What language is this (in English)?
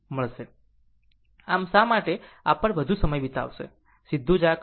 Gujarati